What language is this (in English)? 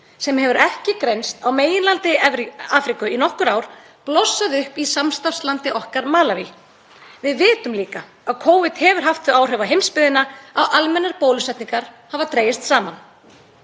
Icelandic